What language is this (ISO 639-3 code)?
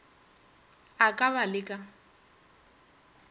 nso